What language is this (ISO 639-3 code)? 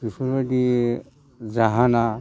brx